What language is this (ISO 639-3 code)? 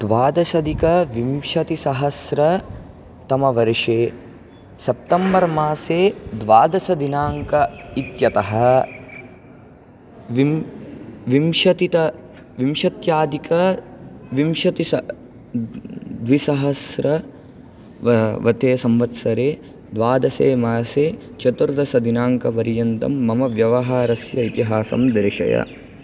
san